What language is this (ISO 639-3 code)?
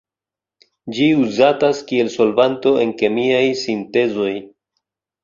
epo